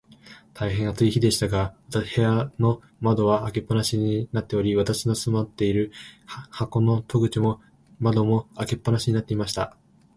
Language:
Japanese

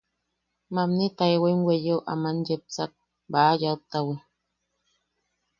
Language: Yaqui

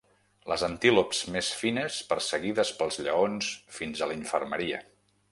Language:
Catalan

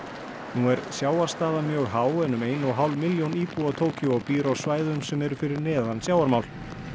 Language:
Icelandic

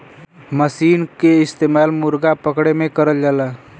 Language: Bhojpuri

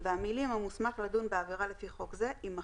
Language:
Hebrew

